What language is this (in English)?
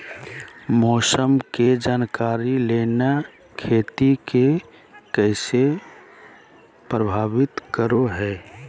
Magahi